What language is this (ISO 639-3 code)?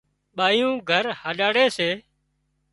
kxp